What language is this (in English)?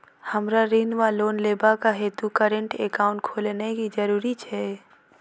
Maithili